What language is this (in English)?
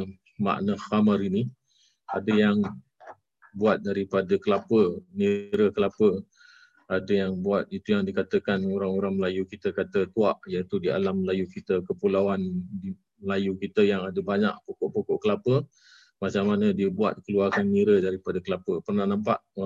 Malay